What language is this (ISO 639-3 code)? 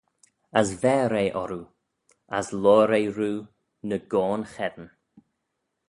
glv